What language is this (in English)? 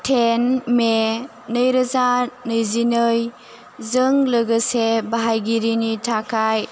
Bodo